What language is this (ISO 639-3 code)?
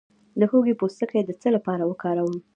pus